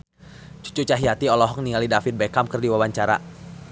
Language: Sundanese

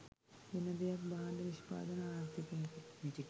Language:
Sinhala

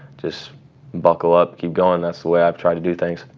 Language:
English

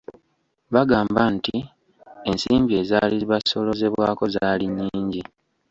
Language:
Ganda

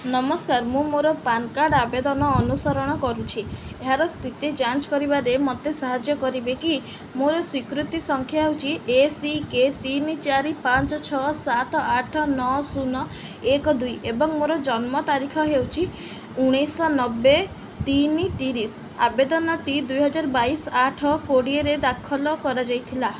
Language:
Odia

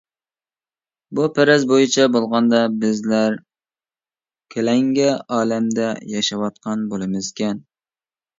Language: Uyghur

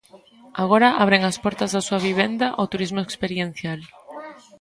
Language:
Galician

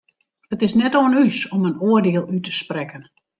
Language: Western Frisian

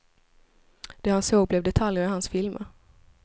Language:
Swedish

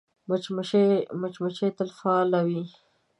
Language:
Pashto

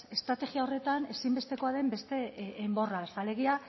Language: Basque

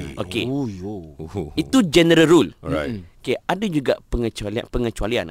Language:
Malay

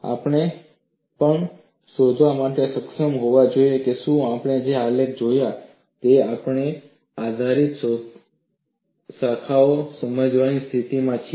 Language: Gujarati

